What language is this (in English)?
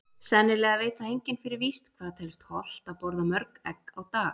Icelandic